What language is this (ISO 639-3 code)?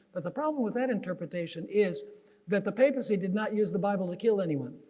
eng